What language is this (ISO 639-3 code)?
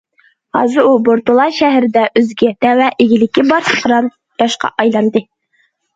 uig